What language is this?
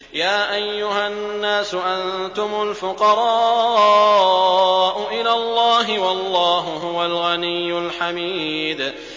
Arabic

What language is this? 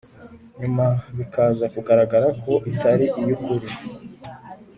Kinyarwanda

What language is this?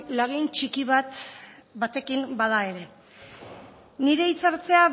Basque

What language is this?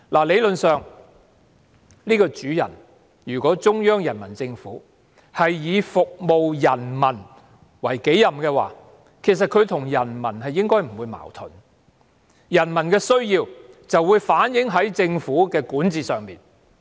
Cantonese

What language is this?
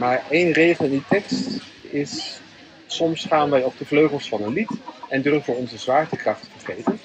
Dutch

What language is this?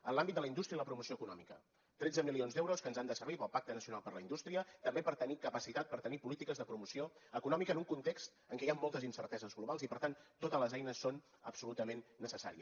Catalan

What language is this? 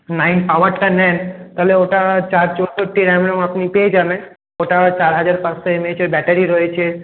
Bangla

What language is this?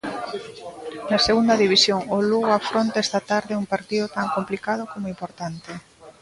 Galician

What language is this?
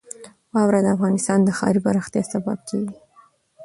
Pashto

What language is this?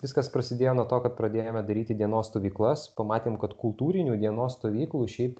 Lithuanian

